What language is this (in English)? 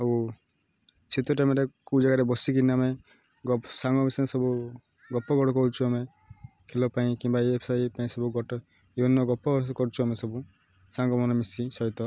Odia